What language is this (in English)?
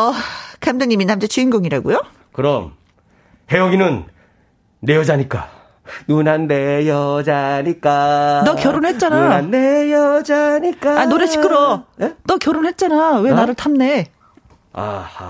Korean